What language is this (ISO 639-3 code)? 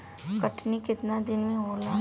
bho